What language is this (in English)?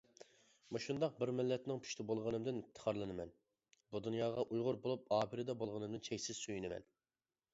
Uyghur